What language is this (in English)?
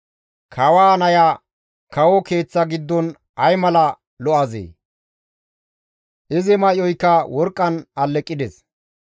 Gamo